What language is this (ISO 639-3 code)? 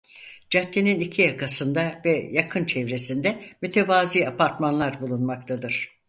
tur